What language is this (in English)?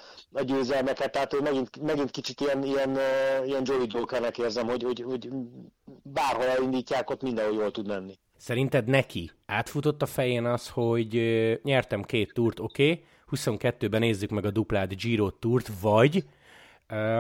Hungarian